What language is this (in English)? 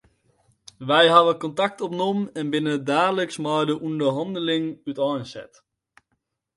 Western Frisian